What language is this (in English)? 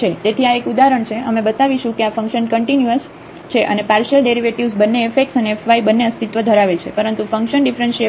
Gujarati